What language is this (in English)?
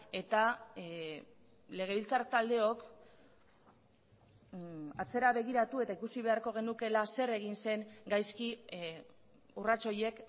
Basque